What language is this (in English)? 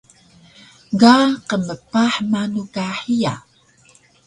Taroko